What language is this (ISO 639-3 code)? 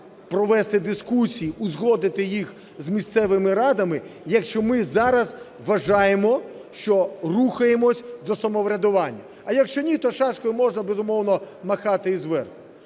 ukr